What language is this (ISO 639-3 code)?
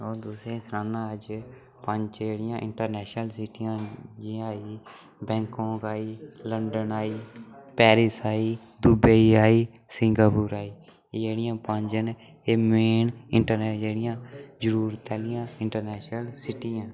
doi